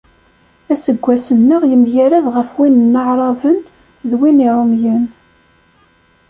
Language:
Kabyle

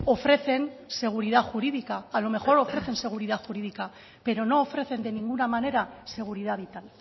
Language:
Spanish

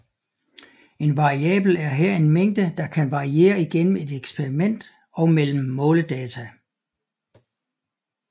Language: Danish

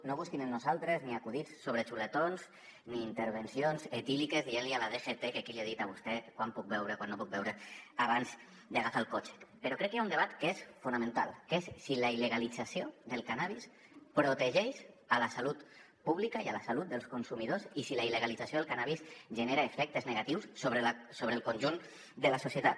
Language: Catalan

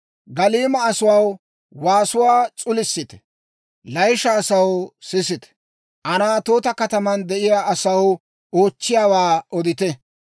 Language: Dawro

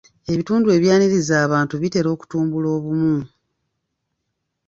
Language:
Ganda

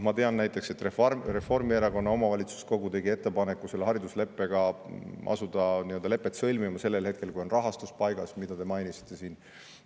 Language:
Estonian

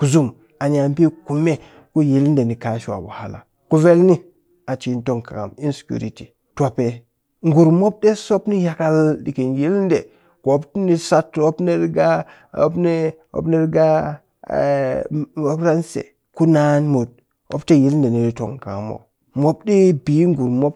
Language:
Cakfem-Mushere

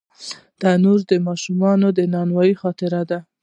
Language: Pashto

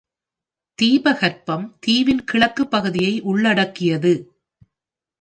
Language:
Tamil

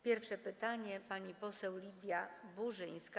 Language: Polish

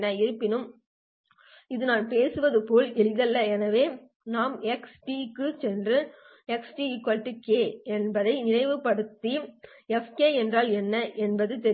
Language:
Tamil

